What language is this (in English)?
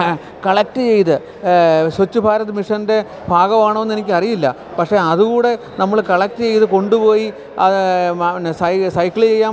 Malayalam